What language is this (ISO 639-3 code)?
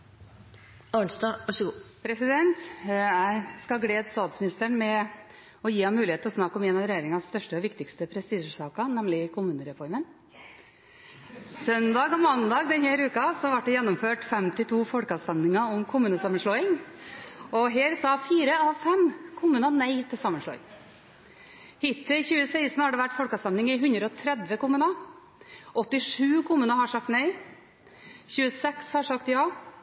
nor